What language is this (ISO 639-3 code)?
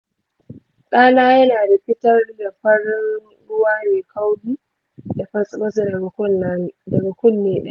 hau